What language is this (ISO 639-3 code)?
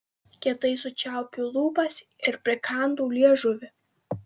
lit